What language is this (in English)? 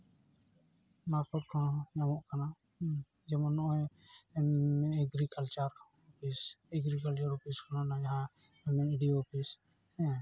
Santali